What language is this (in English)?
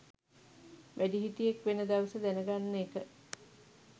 Sinhala